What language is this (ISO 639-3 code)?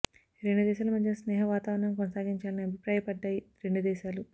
tel